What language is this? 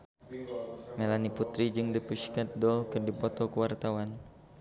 Sundanese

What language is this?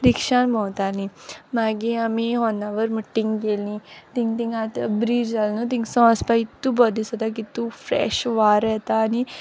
Konkani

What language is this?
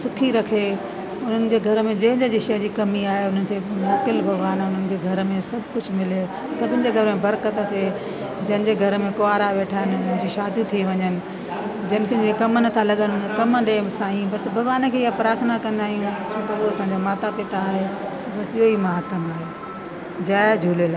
Sindhi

